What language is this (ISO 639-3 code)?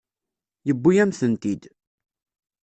kab